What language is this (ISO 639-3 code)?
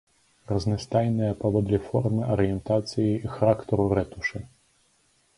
bel